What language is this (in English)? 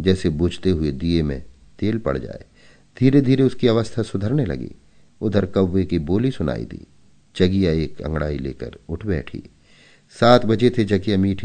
Hindi